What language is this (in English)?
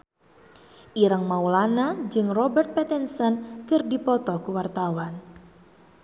Sundanese